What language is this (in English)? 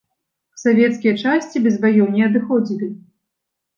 Belarusian